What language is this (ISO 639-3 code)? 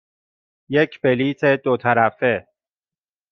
fas